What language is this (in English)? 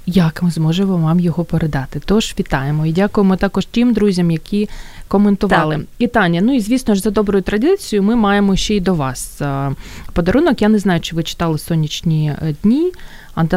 Ukrainian